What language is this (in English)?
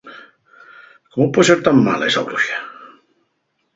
Asturian